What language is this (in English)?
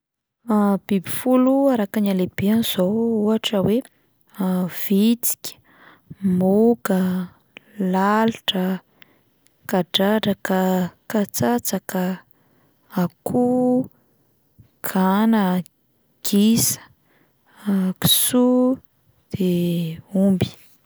Malagasy